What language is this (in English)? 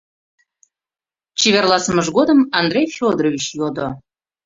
Mari